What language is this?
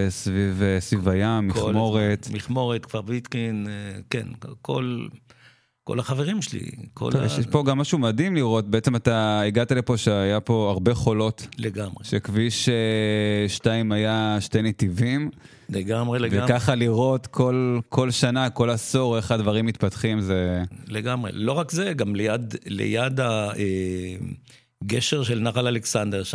Hebrew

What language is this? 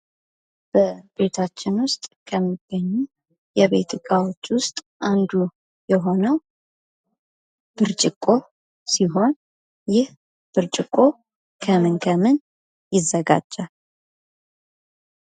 Amharic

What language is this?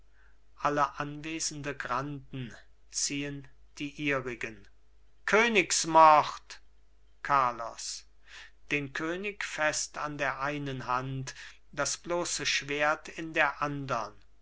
German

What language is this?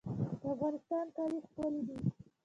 Pashto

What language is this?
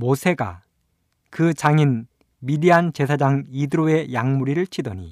Korean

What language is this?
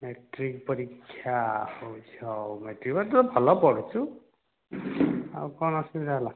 Odia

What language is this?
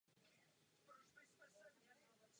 Czech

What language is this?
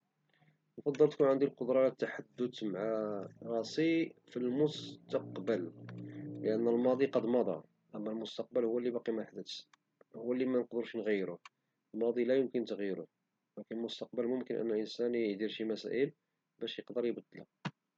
Moroccan Arabic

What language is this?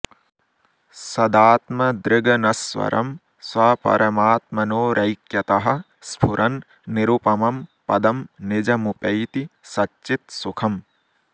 Sanskrit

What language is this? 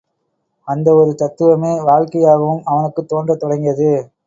Tamil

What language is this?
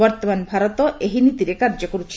Odia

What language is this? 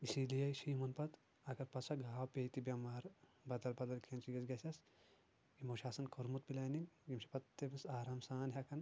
Kashmiri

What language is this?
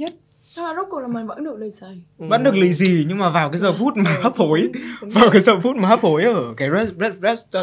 Vietnamese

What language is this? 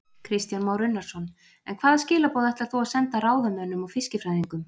Icelandic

